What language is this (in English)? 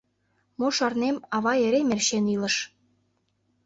Mari